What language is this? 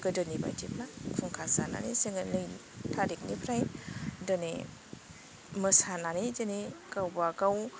Bodo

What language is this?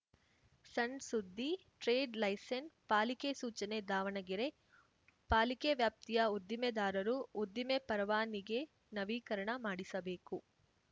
Kannada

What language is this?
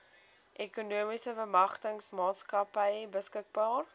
Afrikaans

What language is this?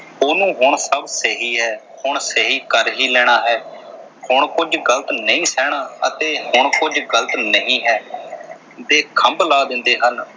Punjabi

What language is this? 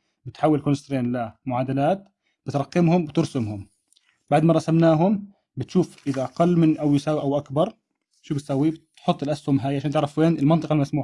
Arabic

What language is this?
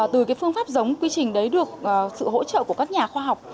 Vietnamese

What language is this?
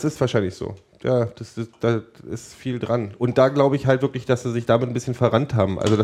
German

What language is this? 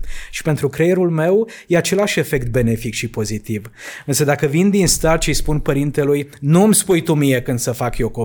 Romanian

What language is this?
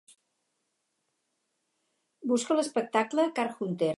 Catalan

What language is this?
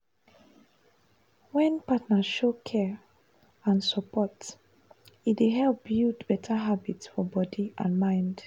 Nigerian Pidgin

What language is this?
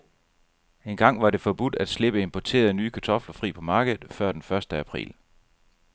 Danish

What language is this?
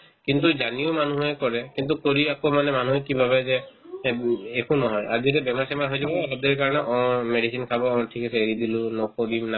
Assamese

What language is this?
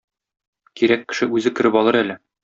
Tatar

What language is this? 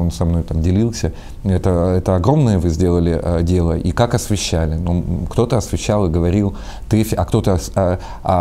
Russian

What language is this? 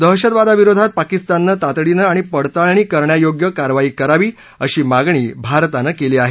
Marathi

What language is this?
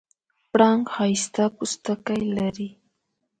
Pashto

